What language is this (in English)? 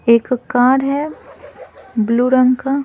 Hindi